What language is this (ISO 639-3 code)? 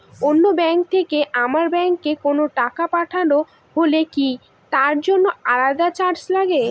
ben